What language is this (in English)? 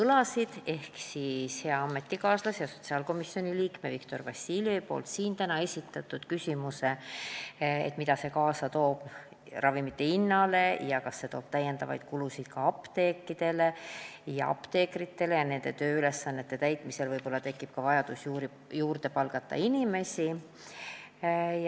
Estonian